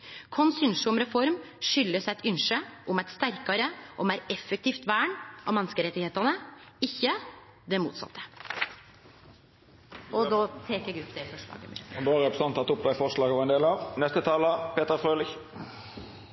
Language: Norwegian Nynorsk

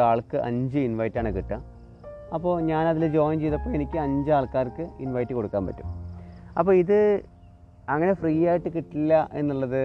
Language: Malayalam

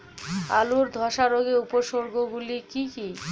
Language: Bangla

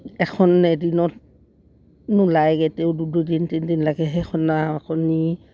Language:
Assamese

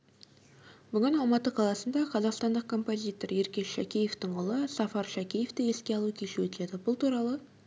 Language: Kazakh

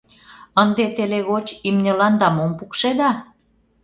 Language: Mari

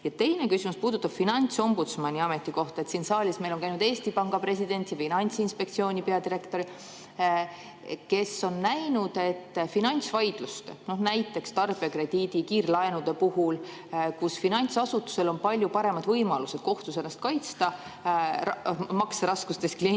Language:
Estonian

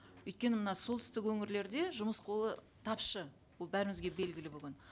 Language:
Kazakh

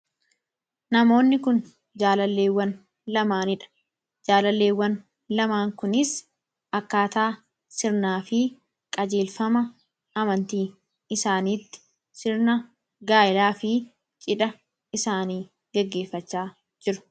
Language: Oromo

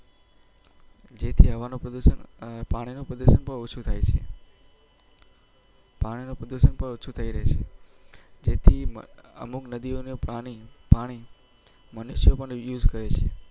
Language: Gujarati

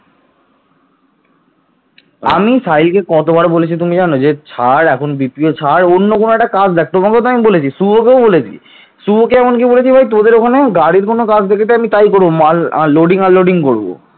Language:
Bangla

